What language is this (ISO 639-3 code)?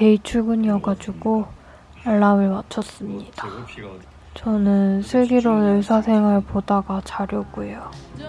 kor